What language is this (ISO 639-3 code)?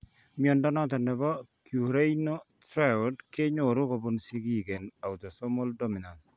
kln